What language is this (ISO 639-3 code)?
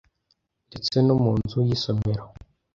kin